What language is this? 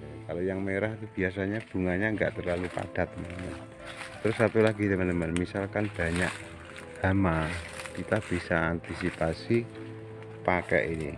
Indonesian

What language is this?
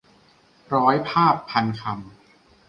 Thai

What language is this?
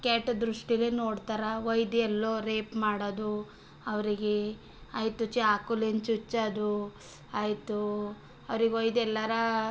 Kannada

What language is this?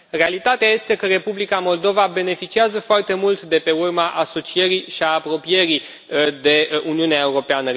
Romanian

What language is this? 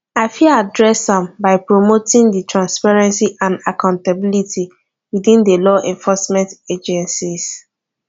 Nigerian Pidgin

